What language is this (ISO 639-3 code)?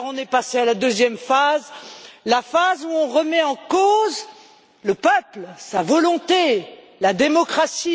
fra